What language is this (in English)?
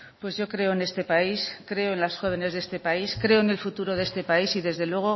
Spanish